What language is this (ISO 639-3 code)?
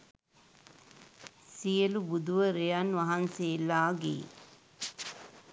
sin